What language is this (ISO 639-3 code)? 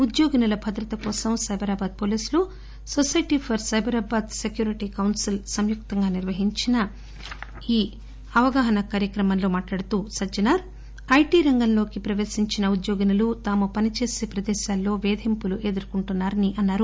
tel